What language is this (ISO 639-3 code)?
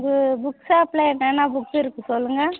tam